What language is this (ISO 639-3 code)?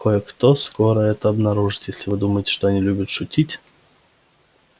rus